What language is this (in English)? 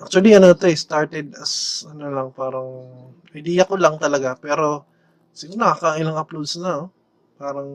Filipino